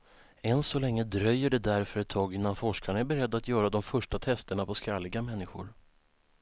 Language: Swedish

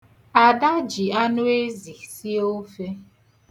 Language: Igbo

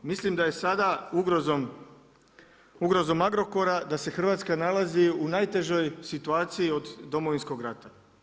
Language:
Croatian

